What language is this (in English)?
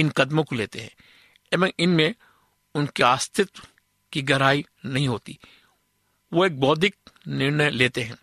Hindi